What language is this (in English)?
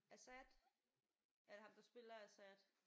Danish